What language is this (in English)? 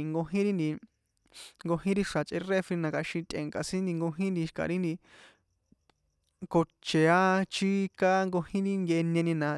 San Juan Atzingo Popoloca